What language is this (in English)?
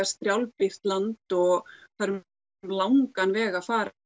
Icelandic